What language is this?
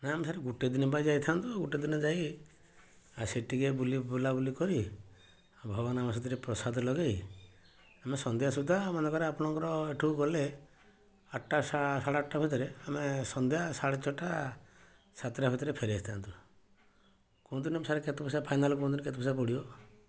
Odia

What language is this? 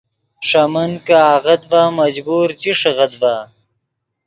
Yidgha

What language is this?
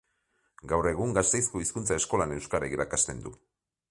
Basque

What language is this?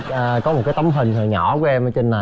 Vietnamese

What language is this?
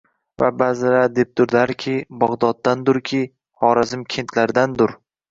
Uzbek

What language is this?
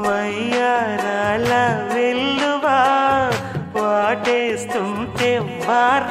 Telugu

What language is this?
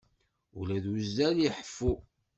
Kabyle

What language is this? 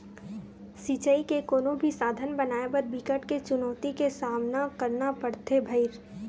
Chhattisgarhi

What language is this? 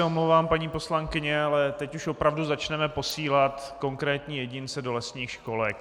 Czech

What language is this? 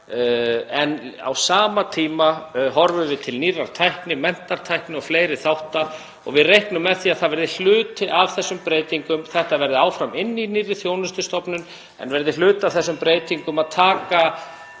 Icelandic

